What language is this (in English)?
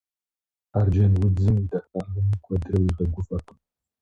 Kabardian